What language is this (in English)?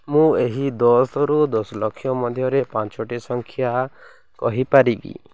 Odia